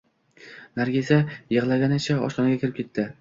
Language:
Uzbek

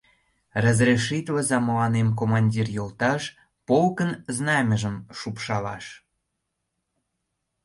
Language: Mari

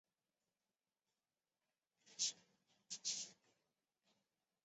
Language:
Chinese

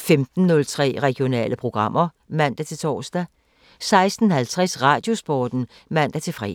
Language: Danish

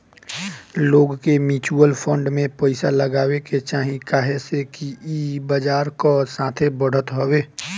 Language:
Bhojpuri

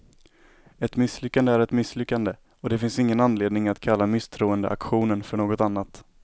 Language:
Swedish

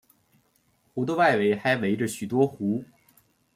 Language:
Chinese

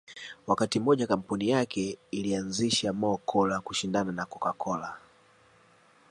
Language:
Swahili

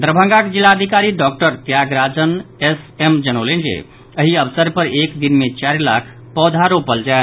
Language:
Maithili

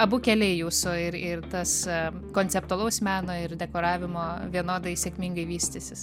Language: Lithuanian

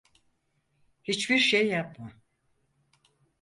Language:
Turkish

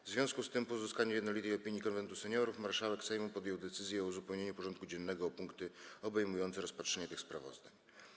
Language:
Polish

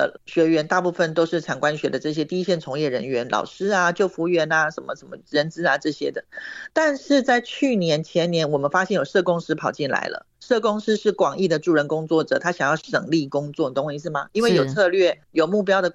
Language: Chinese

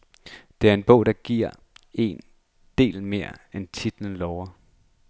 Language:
Danish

